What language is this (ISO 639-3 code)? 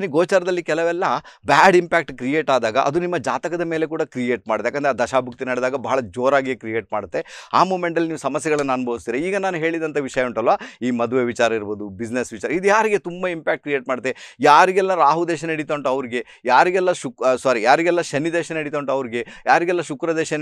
kan